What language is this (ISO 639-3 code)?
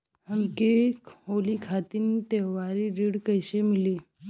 bho